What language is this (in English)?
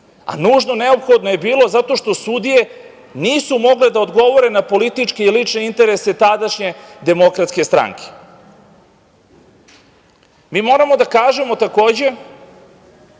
Serbian